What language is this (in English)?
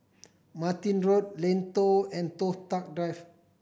English